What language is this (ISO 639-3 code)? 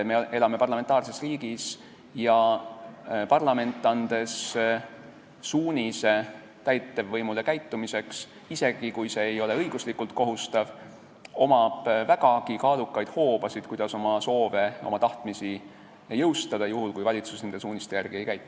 est